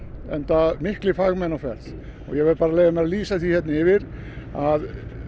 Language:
Icelandic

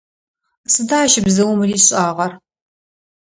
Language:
Adyghe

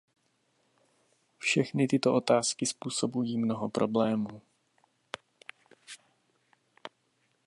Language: Czech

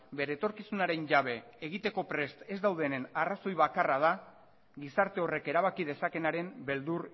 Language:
Basque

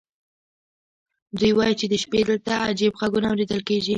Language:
Pashto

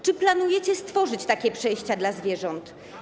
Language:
Polish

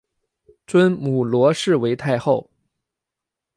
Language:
Chinese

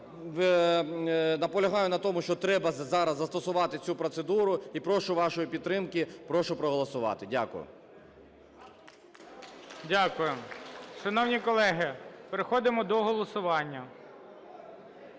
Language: Ukrainian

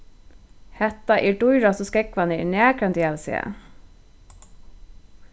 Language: Faroese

